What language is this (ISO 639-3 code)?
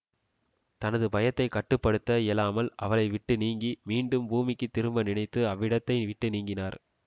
tam